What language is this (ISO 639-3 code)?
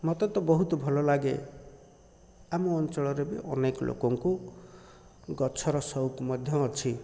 ori